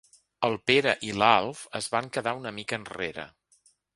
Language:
Catalan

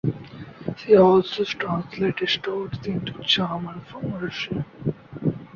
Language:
English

